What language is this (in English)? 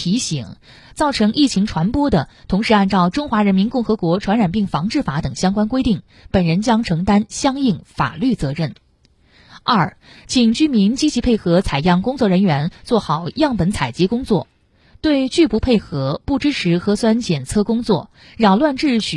Chinese